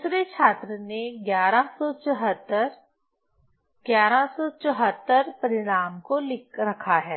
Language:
Hindi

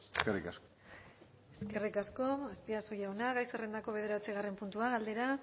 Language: Basque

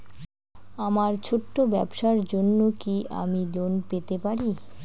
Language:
Bangla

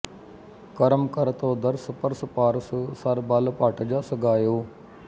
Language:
Punjabi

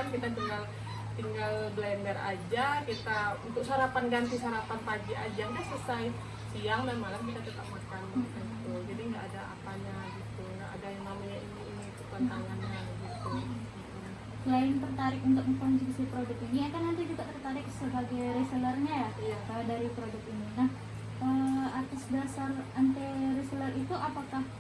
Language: Indonesian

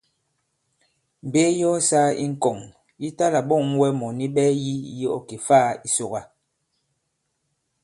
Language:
Bankon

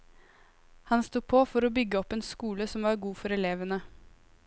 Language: Norwegian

